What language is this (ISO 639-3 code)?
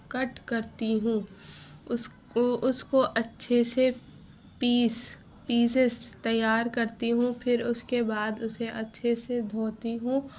urd